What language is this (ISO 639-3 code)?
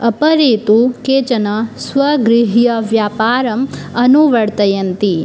san